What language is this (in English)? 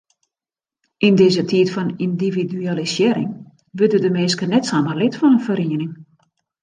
Western Frisian